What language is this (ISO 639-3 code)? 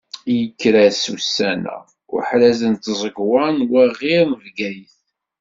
kab